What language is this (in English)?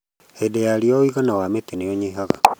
Kikuyu